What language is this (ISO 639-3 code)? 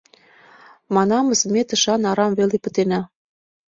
chm